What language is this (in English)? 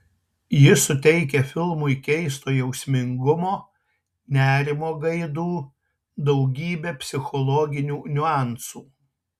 Lithuanian